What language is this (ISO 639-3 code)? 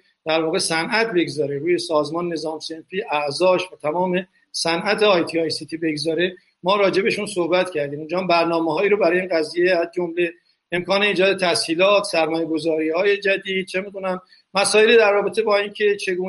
fas